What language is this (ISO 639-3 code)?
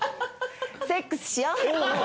jpn